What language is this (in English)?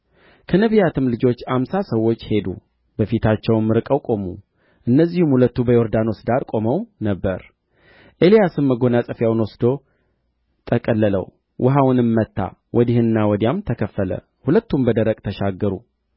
Amharic